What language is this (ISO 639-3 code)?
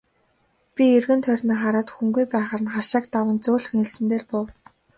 mon